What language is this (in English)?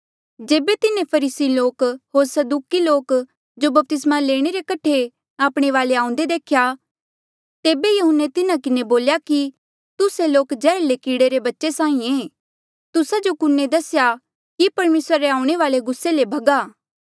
Mandeali